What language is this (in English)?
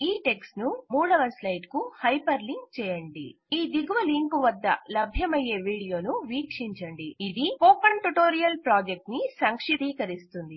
Telugu